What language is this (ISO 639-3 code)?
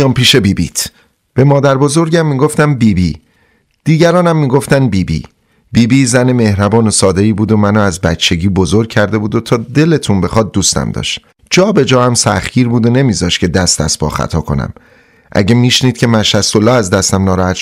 fas